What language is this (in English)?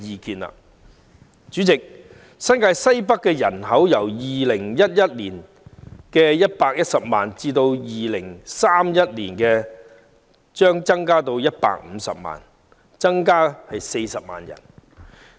Cantonese